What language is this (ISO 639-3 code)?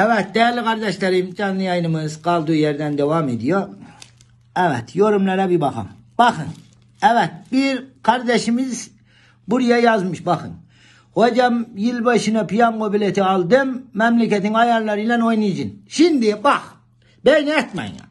tur